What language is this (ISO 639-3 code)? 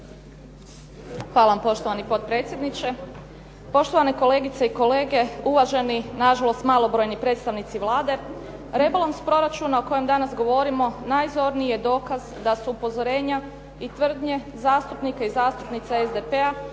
hrv